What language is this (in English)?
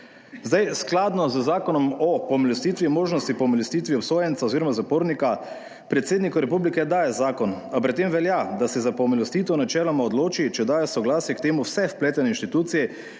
Slovenian